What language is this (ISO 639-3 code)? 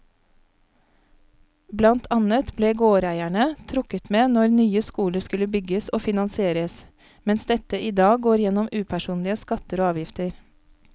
nor